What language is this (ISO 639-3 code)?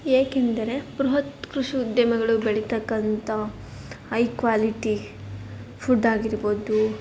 kan